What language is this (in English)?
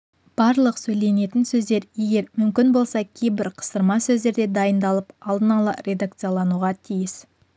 Kazakh